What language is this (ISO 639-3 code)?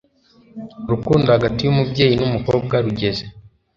kin